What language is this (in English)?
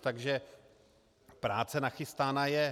Czech